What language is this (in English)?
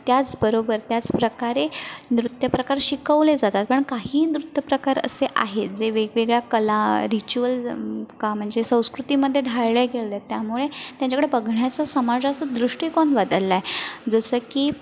Marathi